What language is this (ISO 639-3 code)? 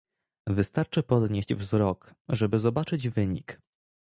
pol